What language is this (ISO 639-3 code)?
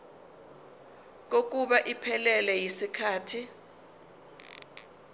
zul